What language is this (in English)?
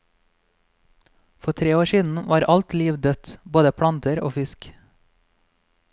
Norwegian